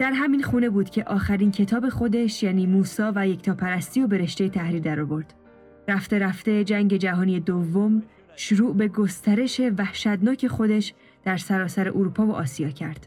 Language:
Persian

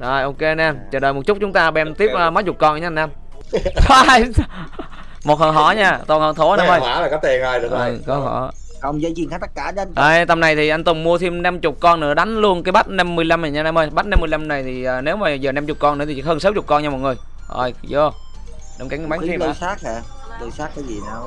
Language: Vietnamese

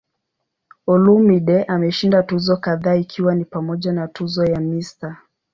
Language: Swahili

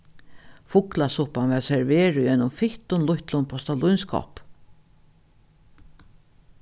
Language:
Faroese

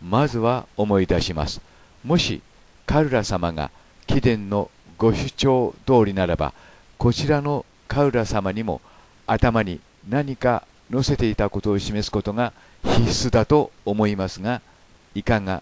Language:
Japanese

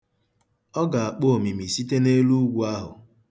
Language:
Igbo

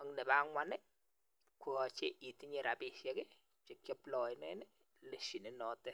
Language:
Kalenjin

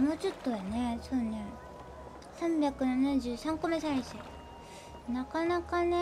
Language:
Japanese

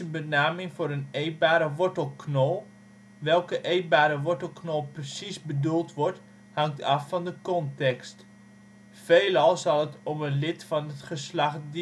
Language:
Dutch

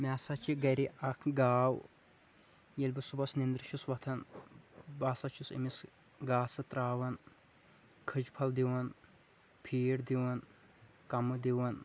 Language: Kashmiri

